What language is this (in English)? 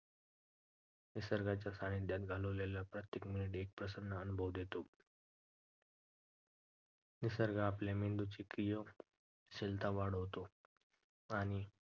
Marathi